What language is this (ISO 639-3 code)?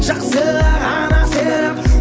kaz